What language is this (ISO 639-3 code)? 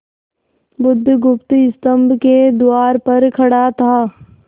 hin